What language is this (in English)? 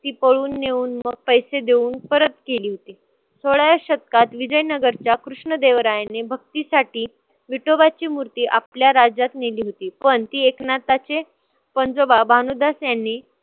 Marathi